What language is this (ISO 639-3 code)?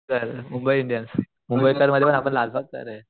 mar